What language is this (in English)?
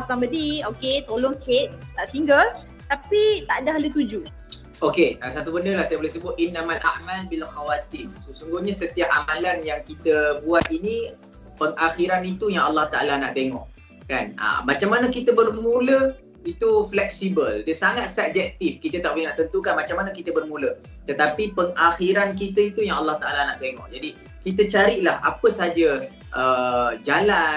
Malay